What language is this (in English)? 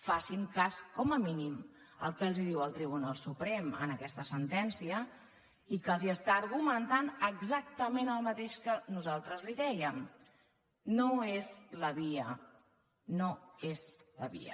Catalan